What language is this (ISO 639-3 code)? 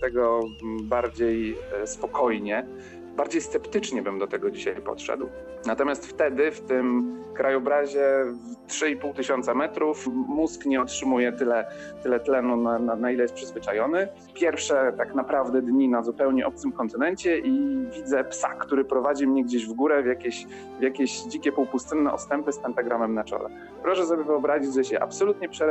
pol